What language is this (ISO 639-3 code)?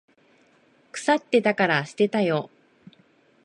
jpn